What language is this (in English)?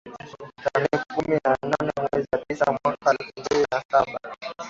Swahili